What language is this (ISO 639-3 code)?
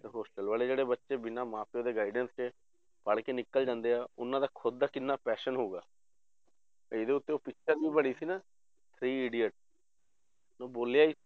pan